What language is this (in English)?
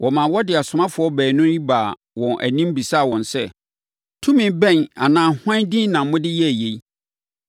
Akan